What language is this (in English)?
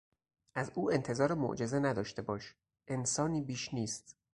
Persian